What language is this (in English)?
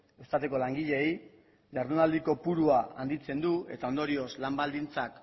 Basque